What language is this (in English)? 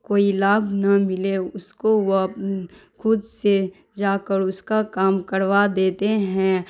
Urdu